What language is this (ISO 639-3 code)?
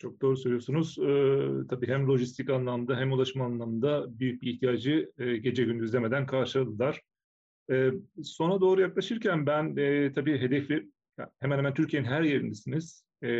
tur